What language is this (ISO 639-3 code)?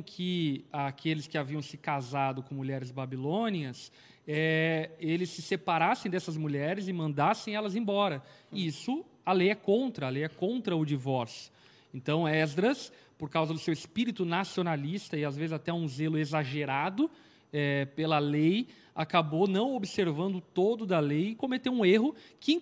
por